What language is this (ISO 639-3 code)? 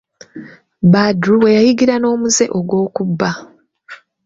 lug